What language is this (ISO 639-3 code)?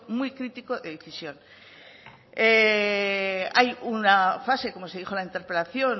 spa